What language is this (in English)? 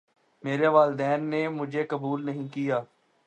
Urdu